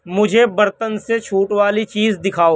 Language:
Urdu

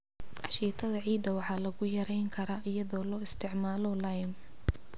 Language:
Somali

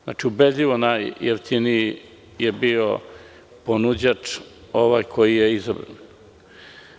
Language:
Serbian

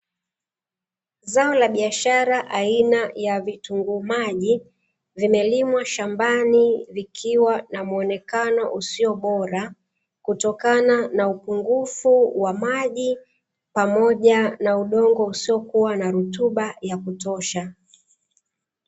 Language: Swahili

